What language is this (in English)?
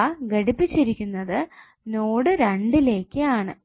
Malayalam